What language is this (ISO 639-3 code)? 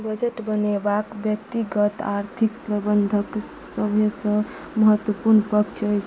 mai